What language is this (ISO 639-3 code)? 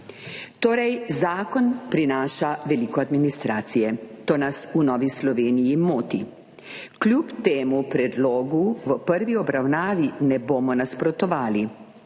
slv